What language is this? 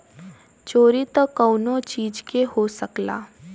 Bhojpuri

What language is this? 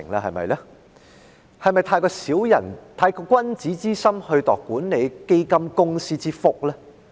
Cantonese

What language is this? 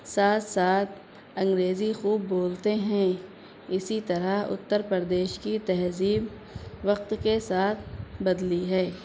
Urdu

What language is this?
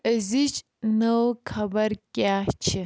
Kashmiri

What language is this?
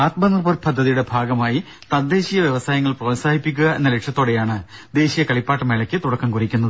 Malayalam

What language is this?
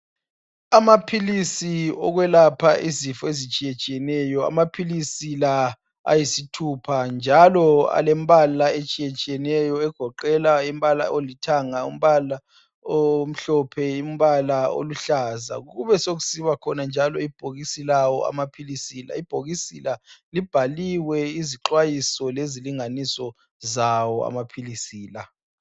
North Ndebele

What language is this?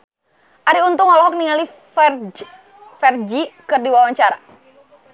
Sundanese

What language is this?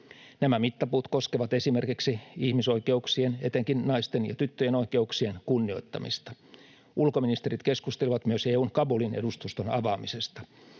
Finnish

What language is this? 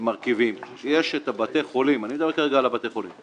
Hebrew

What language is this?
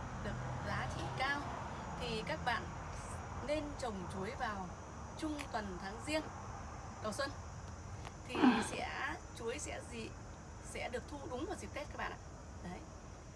Vietnamese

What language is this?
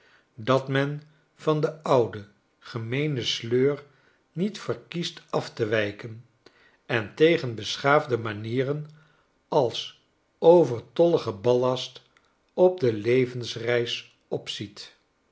Dutch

